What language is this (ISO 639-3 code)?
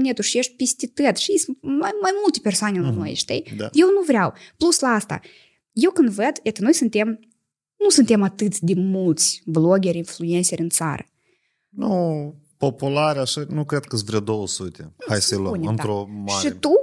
ron